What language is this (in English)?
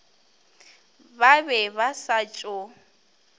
Northern Sotho